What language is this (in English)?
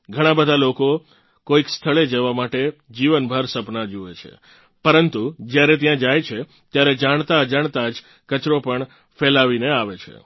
Gujarati